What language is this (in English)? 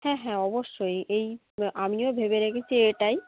Bangla